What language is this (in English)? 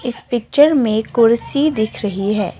Hindi